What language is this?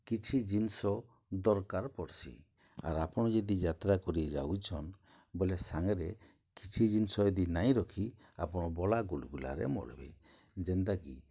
Odia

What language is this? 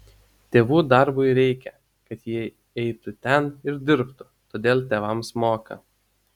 Lithuanian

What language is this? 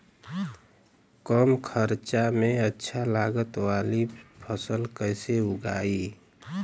Bhojpuri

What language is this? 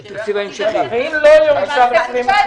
Hebrew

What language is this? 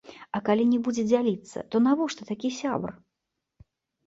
Belarusian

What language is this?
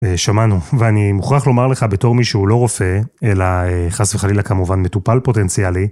Hebrew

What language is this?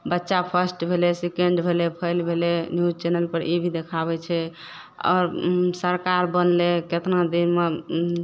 Maithili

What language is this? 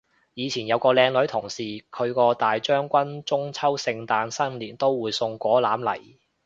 Cantonese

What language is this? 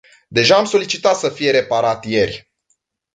Romanian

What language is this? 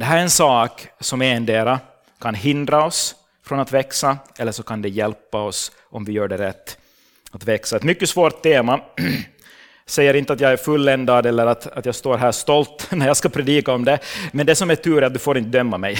Swedish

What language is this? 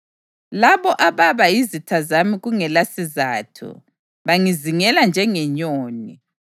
North Ndebele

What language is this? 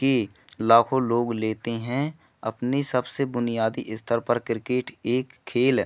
Hindi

